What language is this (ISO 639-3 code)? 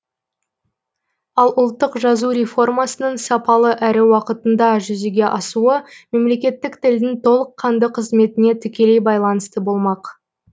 kaz